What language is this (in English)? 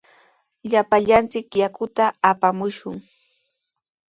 Sihuas Ancash Quechua